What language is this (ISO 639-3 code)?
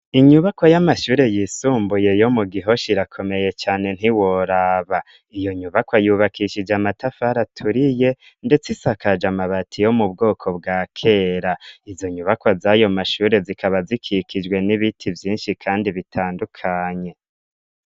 run